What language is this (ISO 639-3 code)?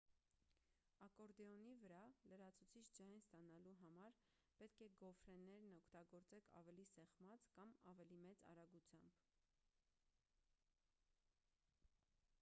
hye